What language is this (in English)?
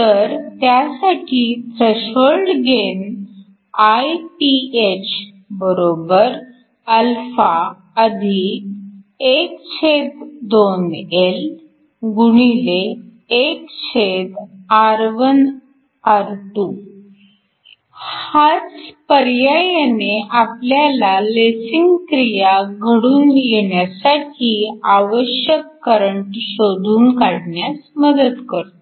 Marathi